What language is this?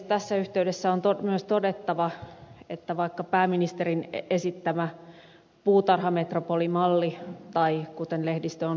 Finnish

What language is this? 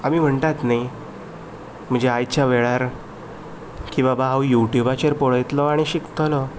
Konkani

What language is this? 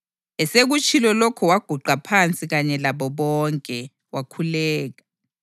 North Ndebele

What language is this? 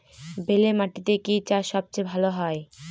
Bangla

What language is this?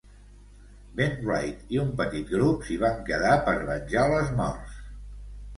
Catalan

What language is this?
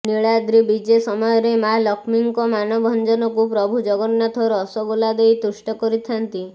Odia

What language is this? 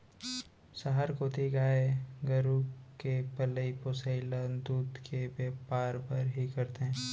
Chhattisgarhi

